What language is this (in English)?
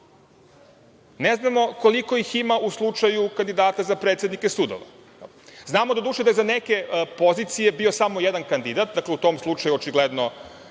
Serbian